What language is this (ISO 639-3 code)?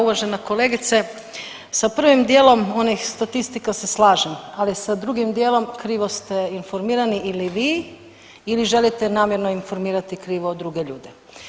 hrv